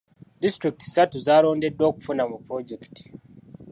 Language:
Ganda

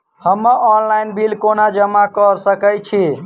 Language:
Maithili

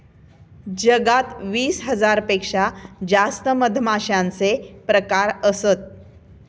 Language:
Marathi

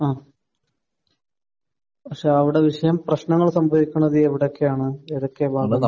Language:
Malayalam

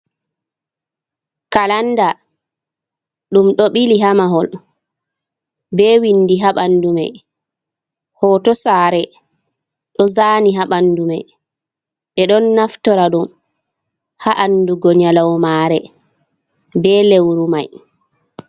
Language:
Fula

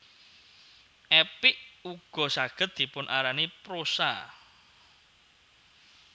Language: Javanese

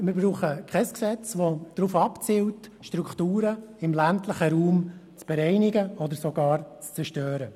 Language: Swiss German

